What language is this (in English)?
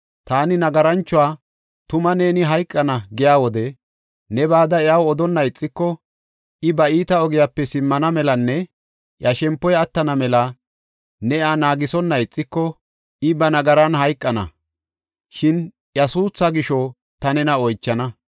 Gofa